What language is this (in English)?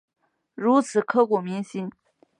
Chinese